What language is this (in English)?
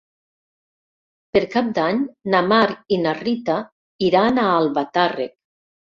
Catalan